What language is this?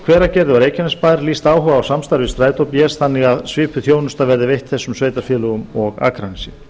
Icelandic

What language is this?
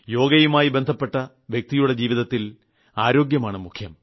Malayalam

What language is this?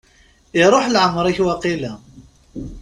Kabyle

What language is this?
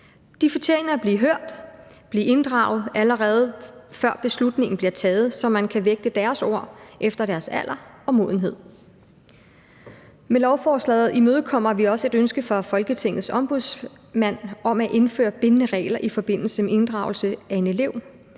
Danish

